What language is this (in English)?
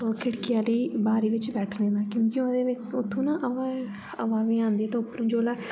Dogri